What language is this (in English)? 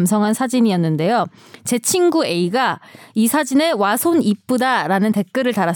Korean